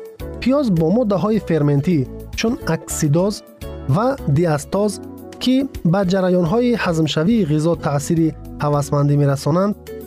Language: Persian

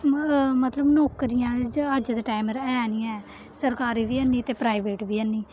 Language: Dogri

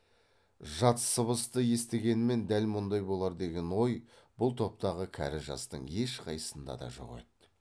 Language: Kazakh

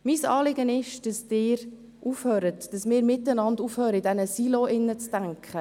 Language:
Swiss German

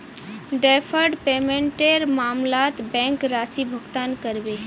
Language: Magahi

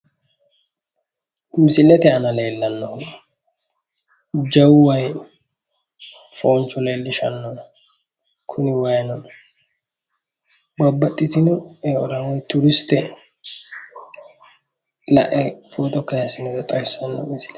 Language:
Sidamo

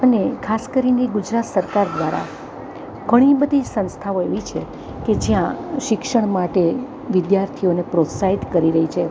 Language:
Gujarati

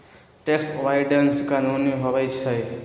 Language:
Magahi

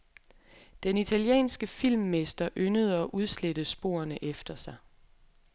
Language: Danish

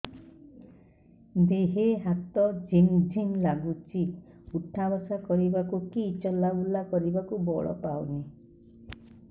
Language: Odia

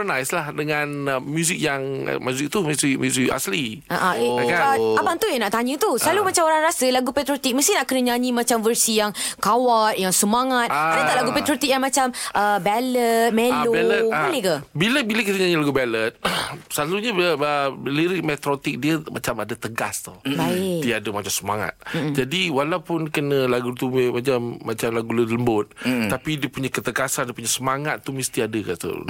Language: Malay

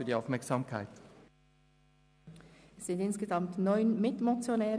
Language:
Swiss German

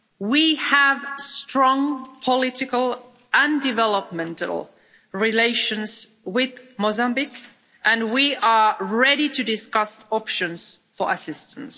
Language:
English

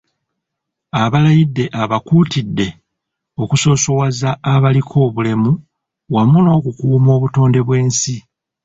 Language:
Ganda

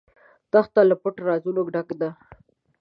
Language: Pashto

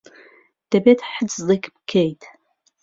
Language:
Central Kurdish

